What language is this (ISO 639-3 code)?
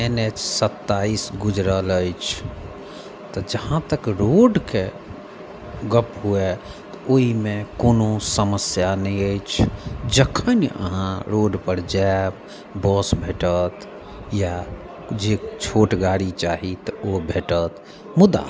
mai